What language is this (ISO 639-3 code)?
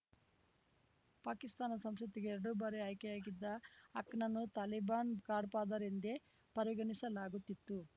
kan